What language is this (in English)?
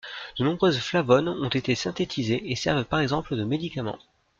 French